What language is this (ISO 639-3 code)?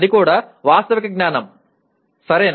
tel